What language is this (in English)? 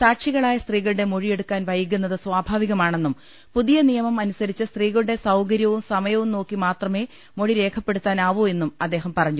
Malayalam